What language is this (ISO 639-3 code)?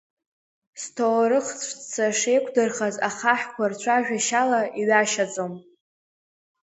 abk